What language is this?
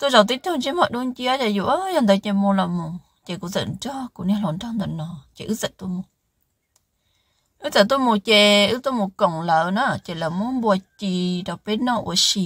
Vietnamese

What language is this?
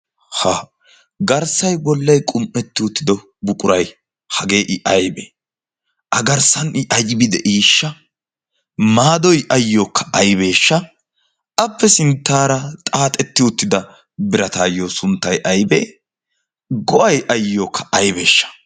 Wolaytta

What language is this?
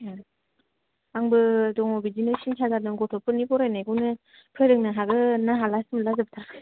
Bodo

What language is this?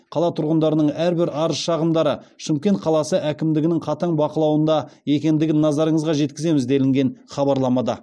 Kazakh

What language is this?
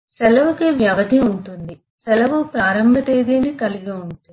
Telugu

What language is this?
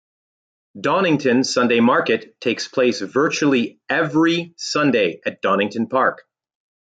English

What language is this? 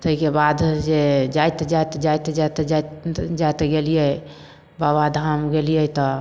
Maithili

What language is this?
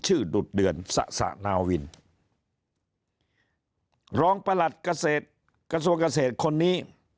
Thai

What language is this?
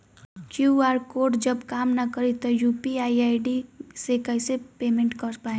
Bhojpuri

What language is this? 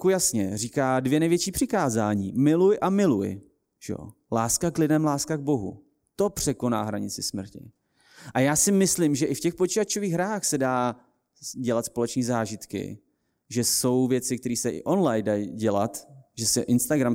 Czech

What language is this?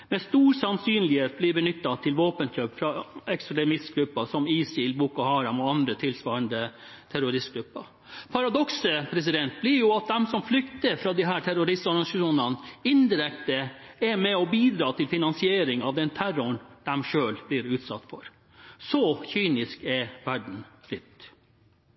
Norwegian Bokmål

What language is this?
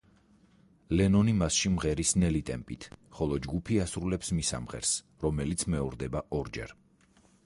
Georgian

